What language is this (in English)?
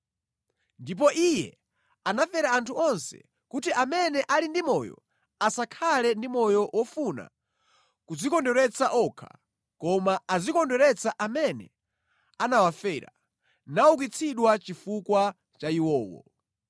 Nyanja